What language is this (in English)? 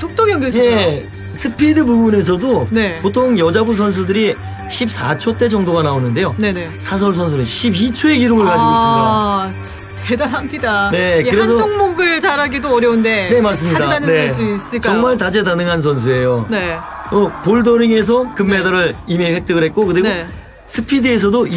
Korean